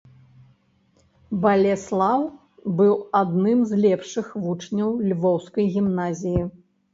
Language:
Belarusian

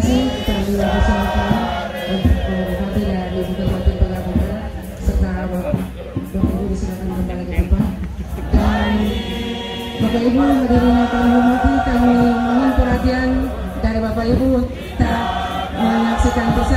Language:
Indonesian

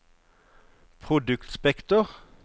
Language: Norwegian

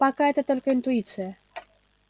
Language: Russian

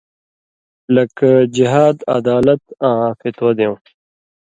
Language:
Indus Kohistani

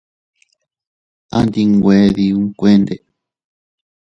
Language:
Teutila Cuicatec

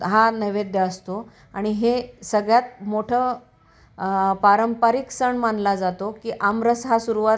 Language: Marathi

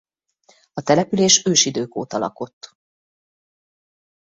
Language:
Hungarian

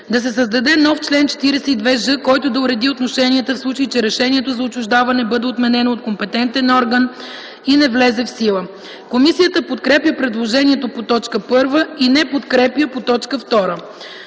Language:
Bulgarian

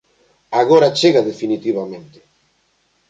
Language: Galician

